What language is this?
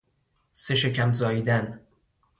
Persian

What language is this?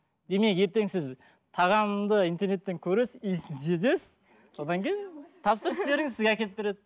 Kazakh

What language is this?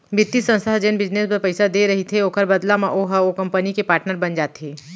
Chhattisgarhi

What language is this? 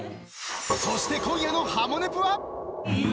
Japanese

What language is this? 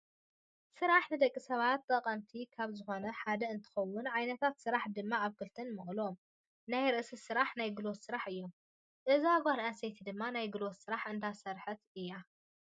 Tigrinya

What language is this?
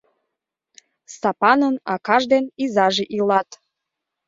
Mari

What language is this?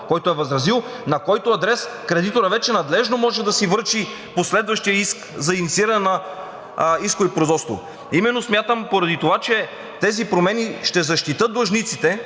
Bulgarian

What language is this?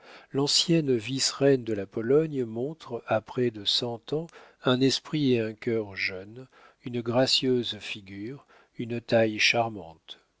French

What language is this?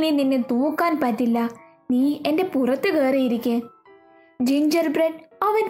Malayalam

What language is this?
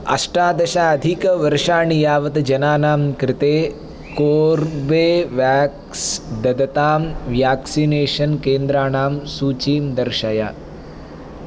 Sanskrit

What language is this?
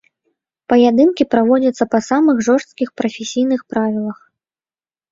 Belarusian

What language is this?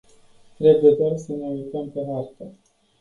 Romanian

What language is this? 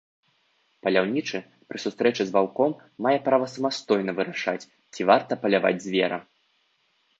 Belarusian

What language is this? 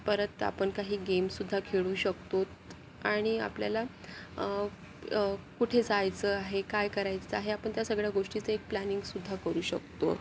Marathi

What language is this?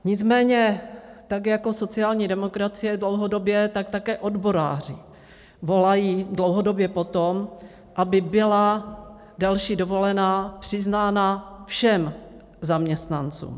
Czech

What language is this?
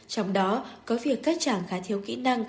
Vietnamese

